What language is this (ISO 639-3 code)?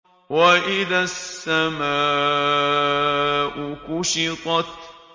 ara